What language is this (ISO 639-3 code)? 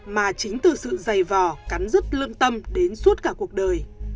vie